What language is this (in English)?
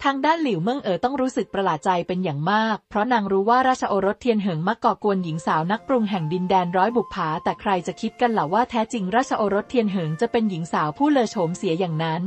Thai